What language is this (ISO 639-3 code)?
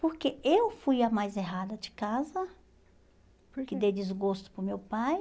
por